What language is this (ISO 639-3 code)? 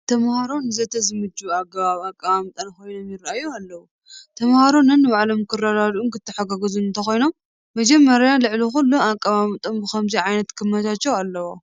tir